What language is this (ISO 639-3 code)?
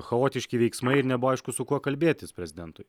lit